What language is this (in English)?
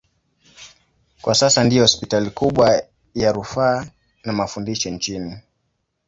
Swahili